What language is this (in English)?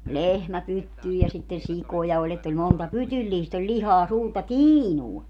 Finnish